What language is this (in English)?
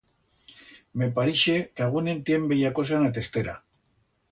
Aragonese